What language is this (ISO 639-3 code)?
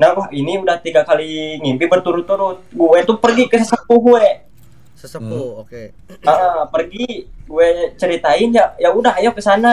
ind